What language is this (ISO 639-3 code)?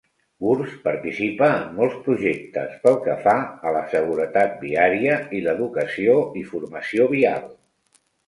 cat